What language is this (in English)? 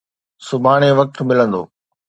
Sindhi